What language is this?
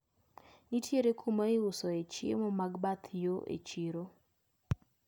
Luo (Kenya and Tanzania)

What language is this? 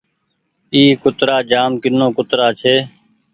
Goaria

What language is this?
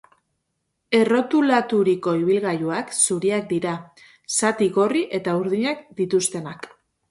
Basque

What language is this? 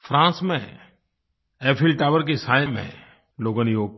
Hindi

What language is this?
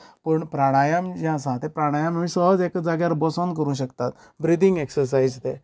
Konkani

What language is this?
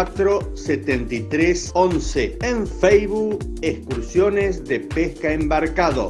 Spanish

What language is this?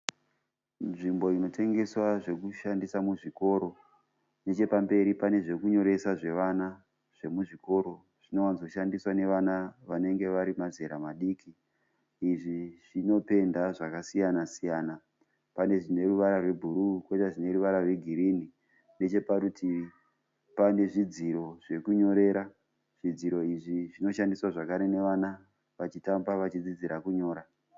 Shona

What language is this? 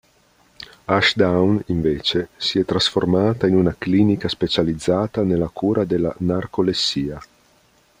Italian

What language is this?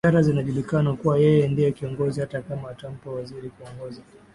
Swahili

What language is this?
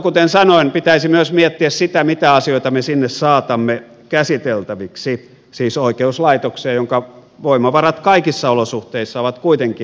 Finnish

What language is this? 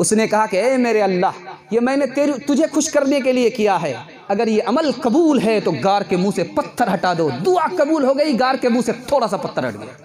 Hindi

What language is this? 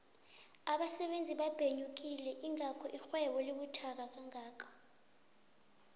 South Ndebele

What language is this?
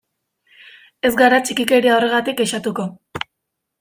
Basque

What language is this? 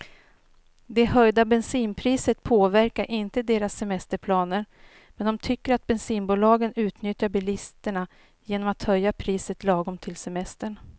Swedish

